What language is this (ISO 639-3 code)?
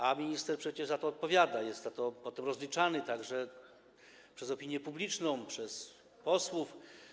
pol